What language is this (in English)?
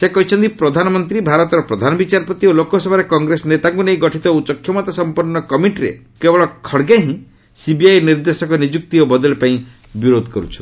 Odia